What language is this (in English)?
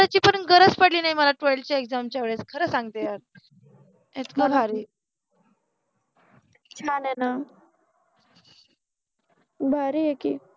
Marathi